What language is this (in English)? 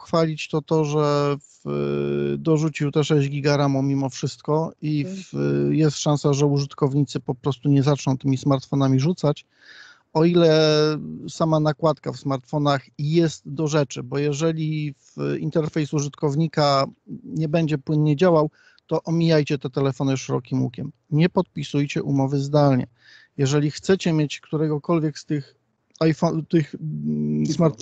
Polish